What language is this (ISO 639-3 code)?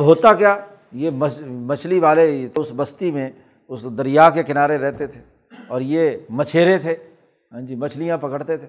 urd